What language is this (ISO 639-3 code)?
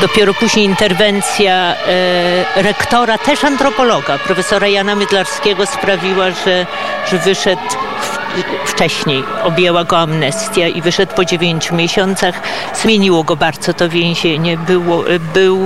pol